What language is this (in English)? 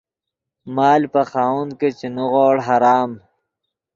Yidgha